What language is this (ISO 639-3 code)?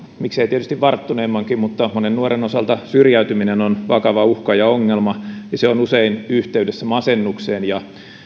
fin